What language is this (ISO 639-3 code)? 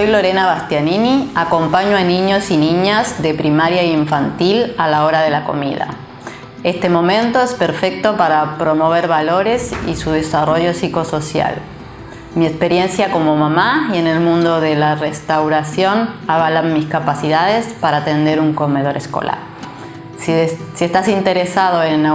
spa